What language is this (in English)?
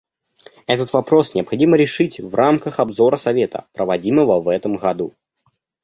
Russian